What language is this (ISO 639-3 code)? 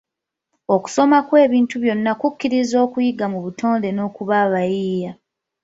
lug